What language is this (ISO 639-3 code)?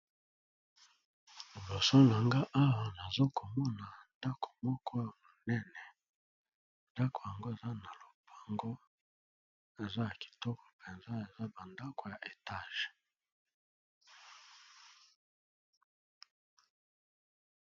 lin